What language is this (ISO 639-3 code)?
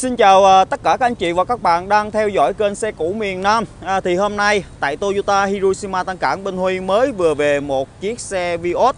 vie